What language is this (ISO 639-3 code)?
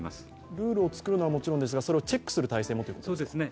jpn